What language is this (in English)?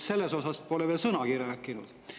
Estonian